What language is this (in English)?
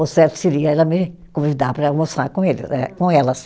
Portuguese